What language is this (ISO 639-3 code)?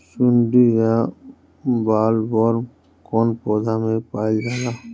bho